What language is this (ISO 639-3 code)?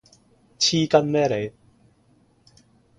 yue